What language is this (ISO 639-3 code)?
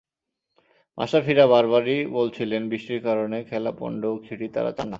ben